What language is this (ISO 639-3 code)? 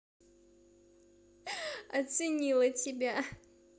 rus